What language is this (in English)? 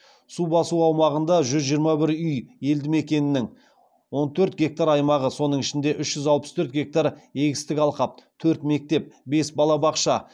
Kazakh